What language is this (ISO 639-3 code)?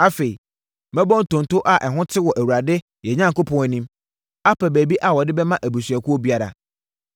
aka